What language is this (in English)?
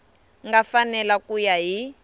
Tsonga